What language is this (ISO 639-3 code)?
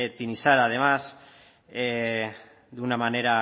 spa